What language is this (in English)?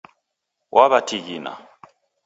Taita